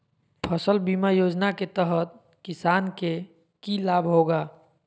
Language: Magahi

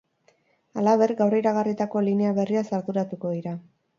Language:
Basque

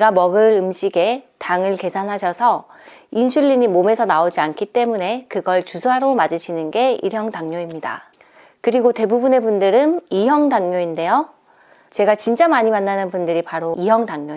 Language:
Korean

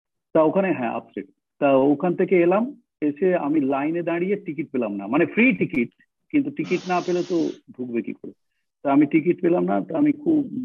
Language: Bangla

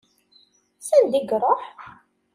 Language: Kabyle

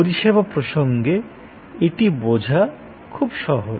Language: Bangla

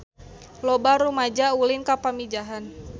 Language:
Sundanese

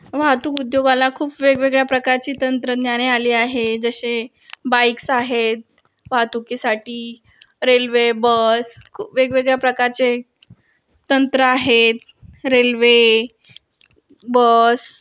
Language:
Marathi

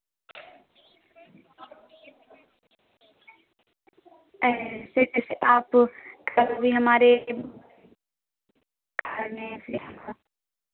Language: Hindi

